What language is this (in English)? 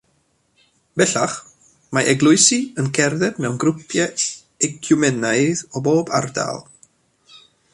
Welsh